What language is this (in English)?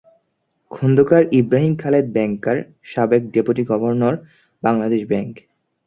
Bangla